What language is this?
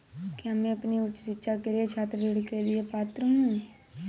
Hindi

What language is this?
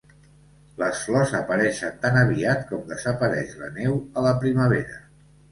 Catalan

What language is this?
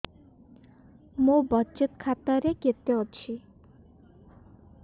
Odia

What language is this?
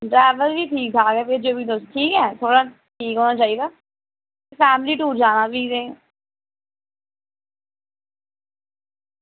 Dogri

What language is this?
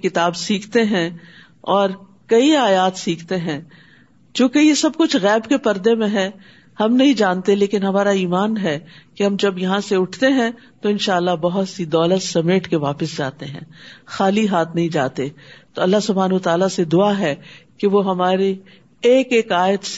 Urdu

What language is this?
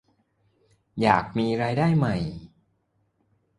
Thai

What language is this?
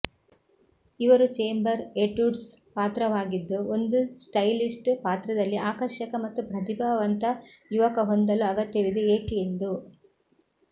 Kannada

